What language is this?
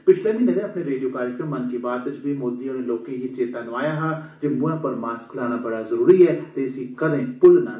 Dogri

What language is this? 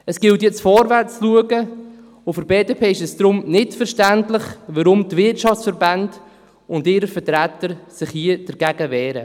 Swiss German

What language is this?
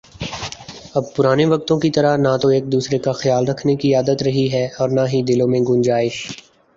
Urdu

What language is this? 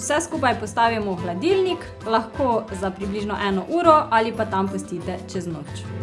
Slovenian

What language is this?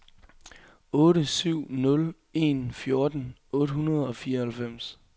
Danish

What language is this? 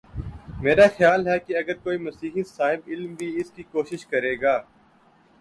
Urdu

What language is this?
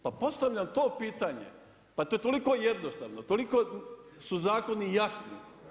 Croatian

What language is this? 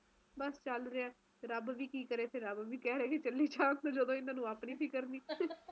Punjabi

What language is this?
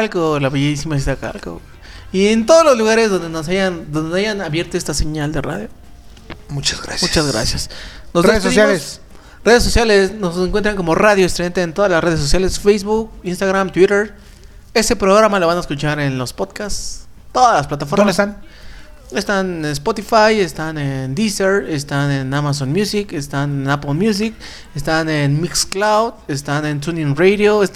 Spanish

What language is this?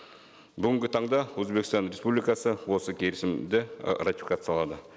Kazakh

